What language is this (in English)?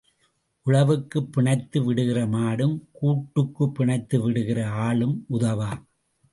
Tamil